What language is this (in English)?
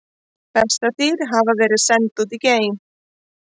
Icelandic